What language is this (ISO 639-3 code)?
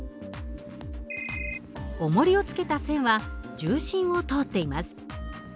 jpn